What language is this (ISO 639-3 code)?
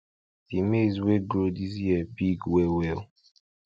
pcm